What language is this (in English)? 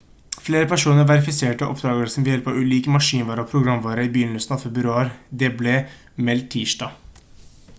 Norwegian Bokmål